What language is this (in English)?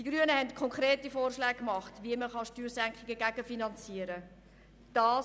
Swiss German